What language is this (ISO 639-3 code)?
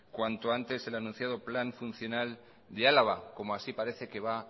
spa